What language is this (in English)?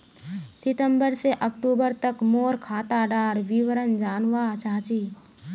Magahi